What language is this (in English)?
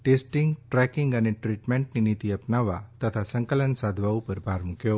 Gujarati